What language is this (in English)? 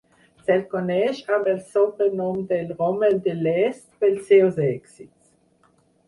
Catalan